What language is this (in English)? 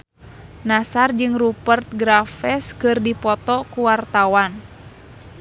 Sundanese